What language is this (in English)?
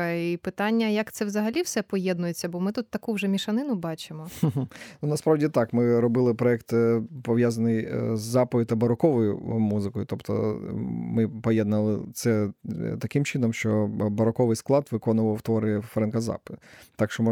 Ukrainian